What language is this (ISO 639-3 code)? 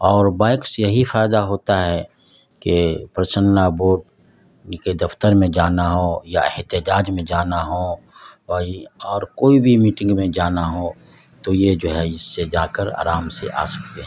urd